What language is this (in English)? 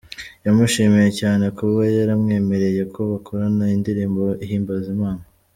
Kinyarwanda